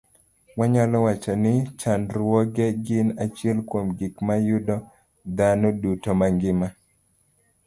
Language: Luo (Kenya and Tanzania)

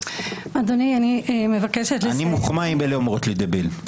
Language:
Hebrew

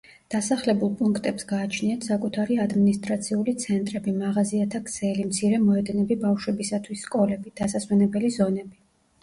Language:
Georgian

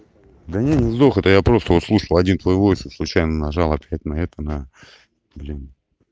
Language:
Russian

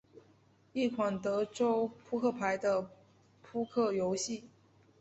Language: Chinese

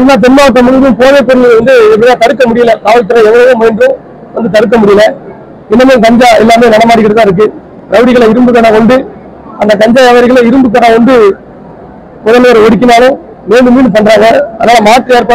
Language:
Arabic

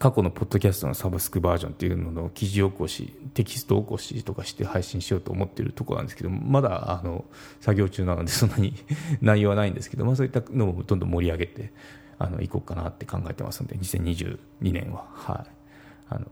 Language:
Japanese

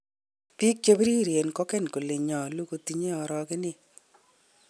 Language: Kalenjin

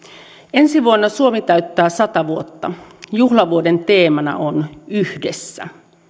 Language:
Finnish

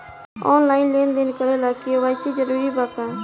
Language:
Bhojpuri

